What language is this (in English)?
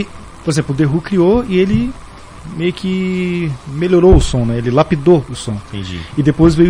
Portuguese